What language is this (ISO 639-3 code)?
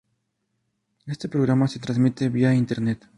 spa